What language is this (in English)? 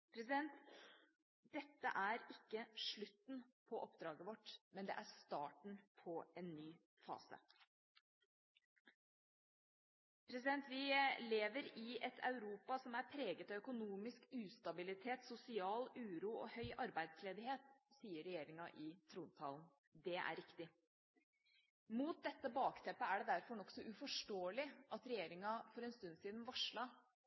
Norwegian Bokmål